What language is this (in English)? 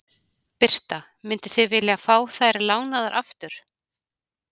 Icelandic